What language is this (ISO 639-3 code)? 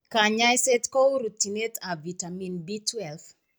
kln